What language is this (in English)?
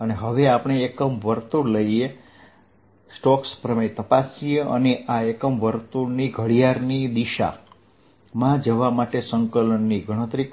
Gujarati